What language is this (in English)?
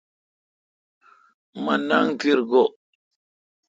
Kalkoti